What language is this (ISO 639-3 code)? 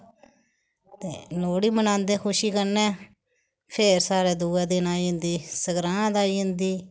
doi